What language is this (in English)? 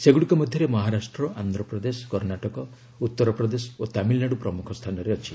Odia